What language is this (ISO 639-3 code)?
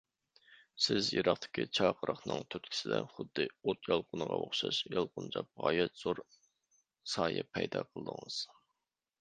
uig